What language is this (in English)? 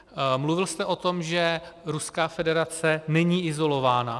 Czech